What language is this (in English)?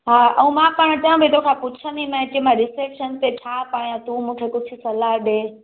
Sindhi